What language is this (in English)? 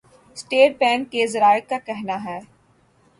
Urdu